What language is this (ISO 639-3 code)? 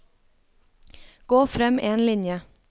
nor